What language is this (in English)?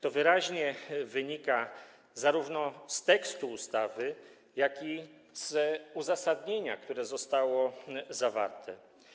Polish